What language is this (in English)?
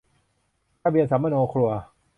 Thai